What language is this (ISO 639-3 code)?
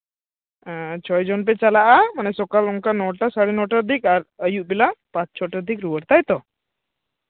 sat